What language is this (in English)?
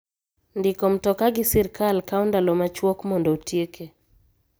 Luo (Kenya and Tanzania)